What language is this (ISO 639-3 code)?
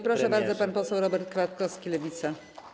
pol